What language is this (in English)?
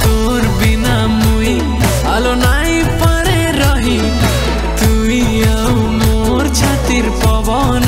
Romanian